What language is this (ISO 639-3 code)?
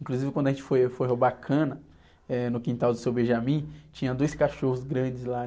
por